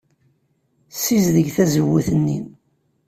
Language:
Kabyle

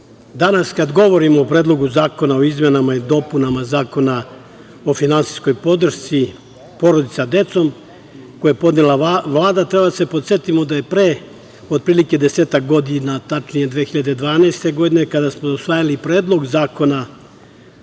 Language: Serbian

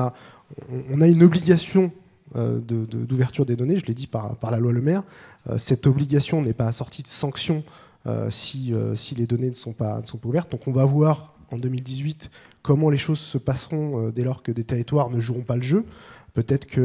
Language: French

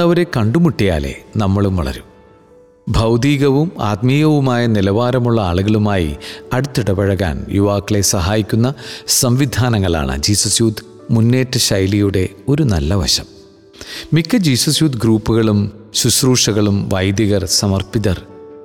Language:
Malayalam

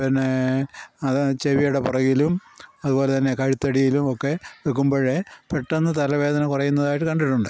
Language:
Malayalam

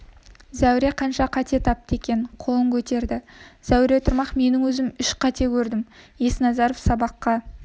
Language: Kazakh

